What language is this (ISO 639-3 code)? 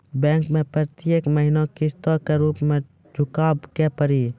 mai